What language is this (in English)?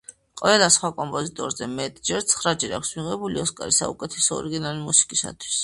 Georgian